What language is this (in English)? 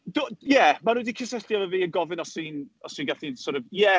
Welsh